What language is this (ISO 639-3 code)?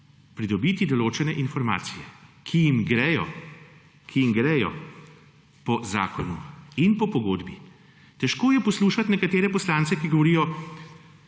slv